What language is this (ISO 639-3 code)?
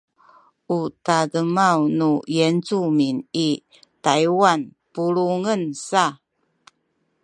szy